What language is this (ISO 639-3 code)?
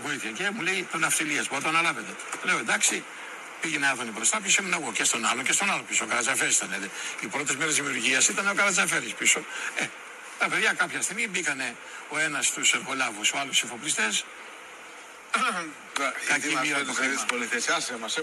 ell